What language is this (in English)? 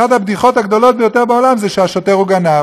Hebrew